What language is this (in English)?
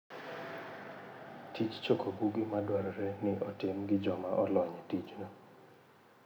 Luo (Kenya and Tanzania)